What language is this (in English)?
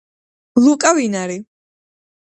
Georgian